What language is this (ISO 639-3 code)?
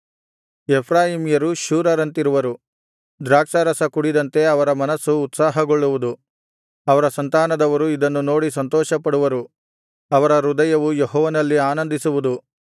kan